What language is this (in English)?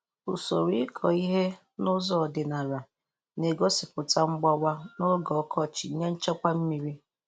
Igbo